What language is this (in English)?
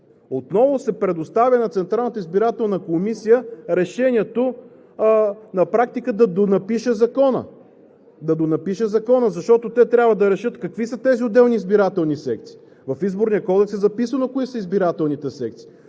Bulgarian